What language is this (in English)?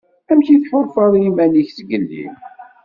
Kabyle